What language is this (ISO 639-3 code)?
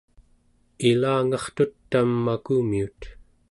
esu